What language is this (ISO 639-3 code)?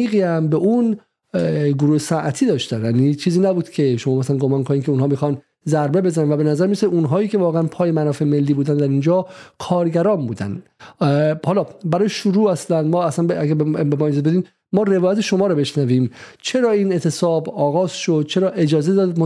fas